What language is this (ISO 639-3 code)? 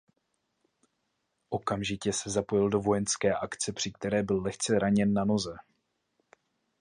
ces